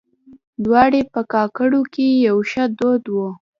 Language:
Pashto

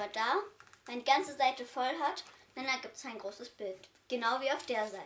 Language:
German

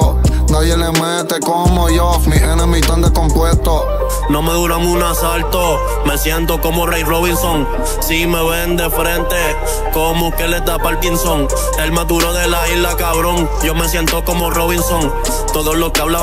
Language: Spanish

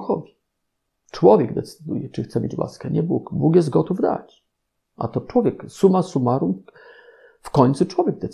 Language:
Polish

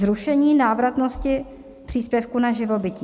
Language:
Czech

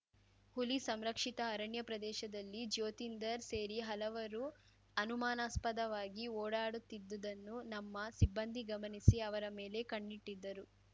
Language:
Kannada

